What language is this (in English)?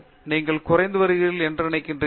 Tamil